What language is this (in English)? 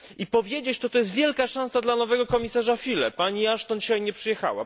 Polish